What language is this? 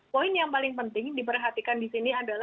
Indonesian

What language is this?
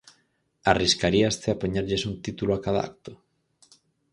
Galician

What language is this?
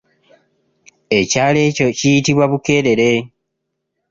Ganda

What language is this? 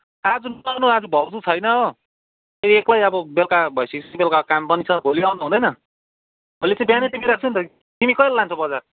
Nepali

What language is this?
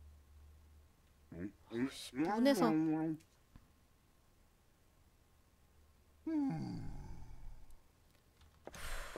Korean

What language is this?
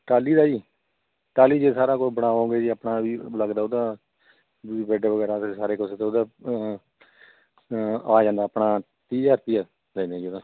Punjabi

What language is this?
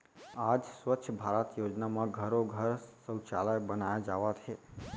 Chhattisgarhi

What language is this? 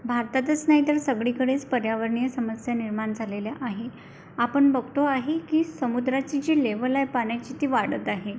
Marathi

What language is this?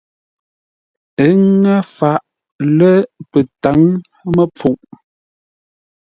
Ngombale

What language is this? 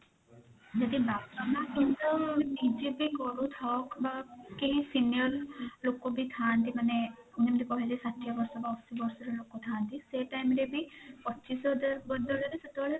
Odia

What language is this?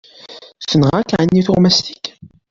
Kabyle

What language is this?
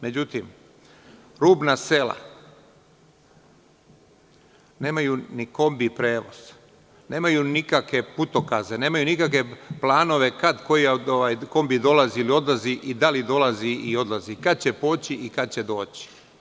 Serbian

